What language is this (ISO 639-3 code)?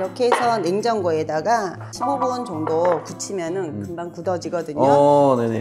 kor